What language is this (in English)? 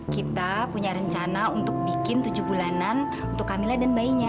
Indonesian